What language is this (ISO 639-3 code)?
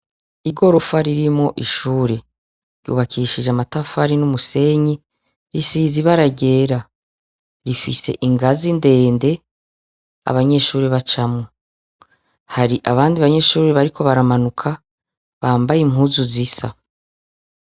run